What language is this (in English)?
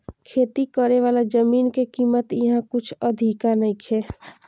Bhojpuri